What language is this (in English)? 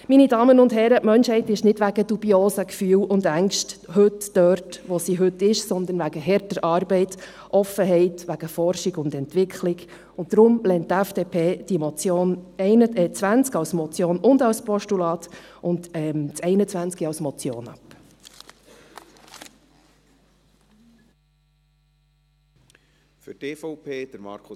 Swiss German